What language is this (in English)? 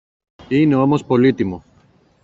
Greek